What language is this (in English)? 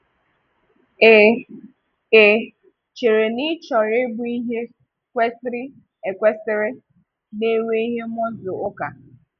Igbo